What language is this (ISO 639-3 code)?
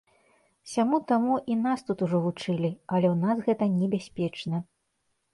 bel